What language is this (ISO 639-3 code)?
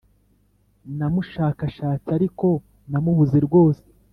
kin